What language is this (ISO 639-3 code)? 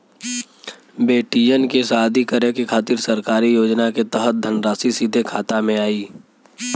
bho